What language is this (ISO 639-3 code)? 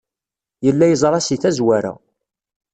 kab